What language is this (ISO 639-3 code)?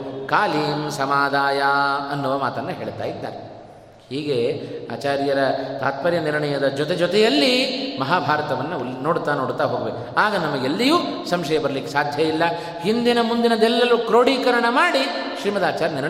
kan